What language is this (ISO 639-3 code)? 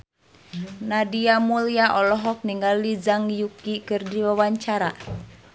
sun